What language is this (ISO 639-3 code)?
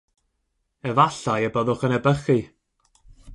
cym